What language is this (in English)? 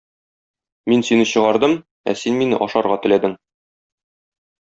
Tatar